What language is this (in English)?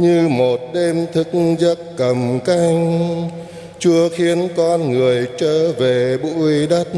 Vietnamese